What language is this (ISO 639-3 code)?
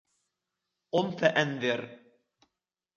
ara